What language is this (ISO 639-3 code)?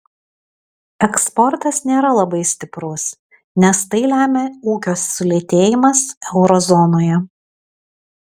lit